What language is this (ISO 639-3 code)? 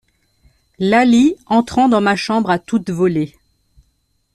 fra